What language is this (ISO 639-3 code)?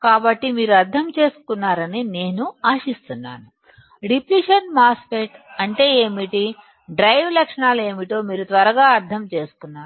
tel